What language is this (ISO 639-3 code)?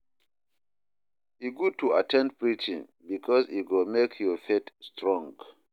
pcm